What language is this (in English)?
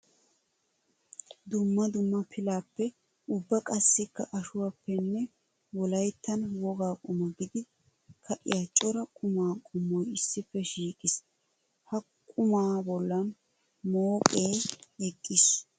Wolaytta